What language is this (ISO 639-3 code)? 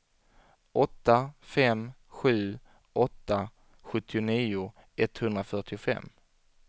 swe